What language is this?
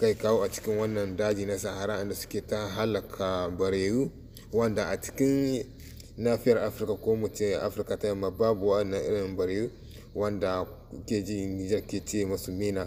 French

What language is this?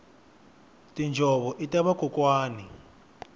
Tsonga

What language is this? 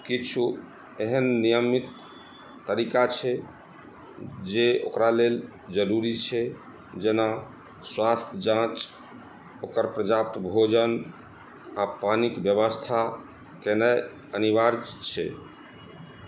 Maithili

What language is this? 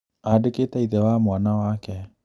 Kikuyu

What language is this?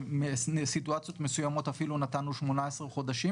Hebrew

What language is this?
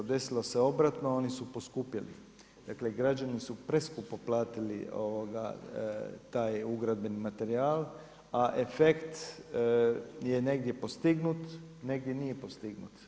Croatian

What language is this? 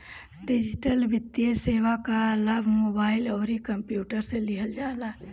Bhojpuri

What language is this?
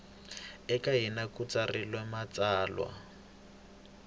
Tsonga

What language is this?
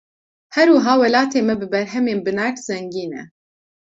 Kurdish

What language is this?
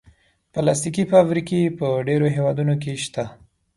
Pashto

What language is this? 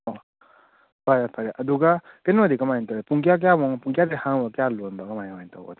Manipuri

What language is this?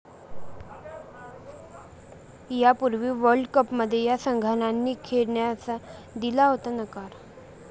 Marathi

